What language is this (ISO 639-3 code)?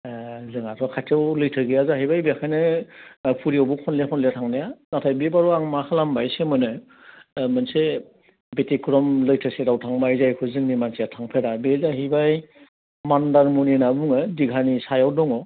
brx